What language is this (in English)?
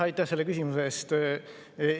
Estonian